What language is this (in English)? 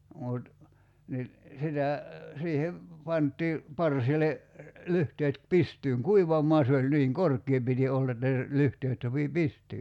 Finnish